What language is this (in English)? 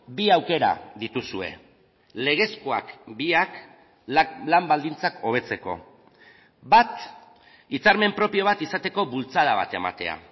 Basque